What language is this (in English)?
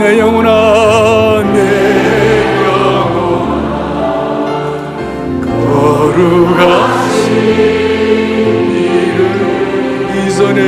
Korean